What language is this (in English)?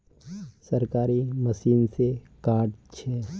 Magahi